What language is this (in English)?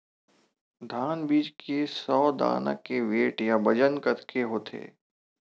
Chhattisgarhi